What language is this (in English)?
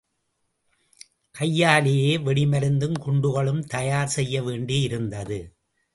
Tamil